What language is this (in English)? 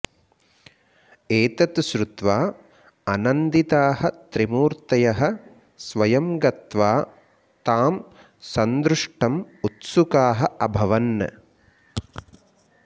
Sanskrit